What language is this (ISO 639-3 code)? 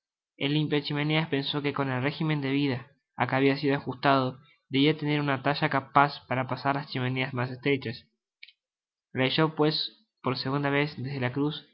spa